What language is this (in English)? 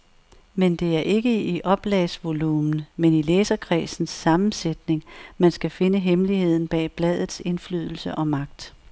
Danish